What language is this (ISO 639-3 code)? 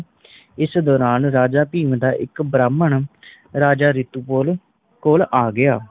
pan